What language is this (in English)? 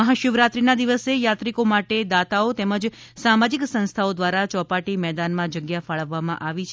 Gujarati